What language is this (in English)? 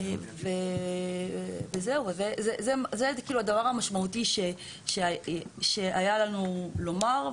Hebrew